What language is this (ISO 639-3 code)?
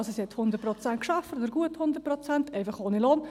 gsw